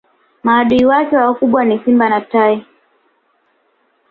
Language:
Swahili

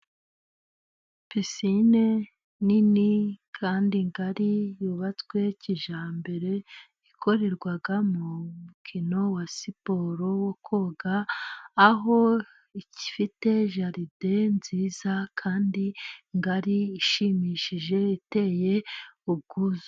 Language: Kinyarwanda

